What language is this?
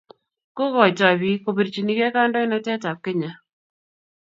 Kalenjin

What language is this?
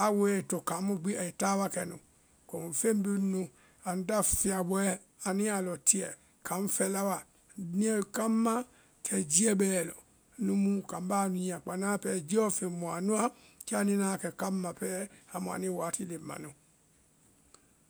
Vai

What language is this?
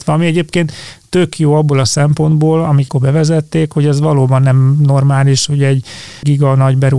Hungarian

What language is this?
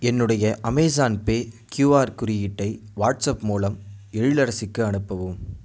Tamil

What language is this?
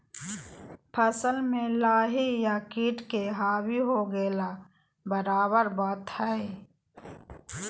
Magahi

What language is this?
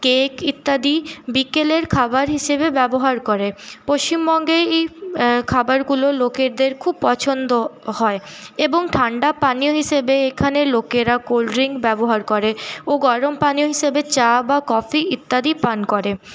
Bangla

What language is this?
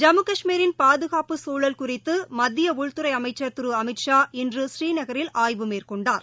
Tamil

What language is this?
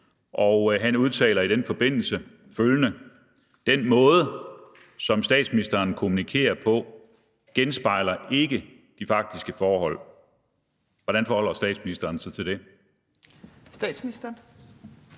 Danish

